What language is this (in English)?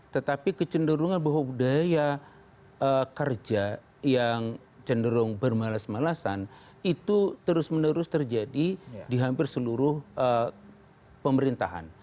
Indonesian